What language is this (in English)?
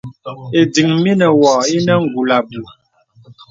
Bebele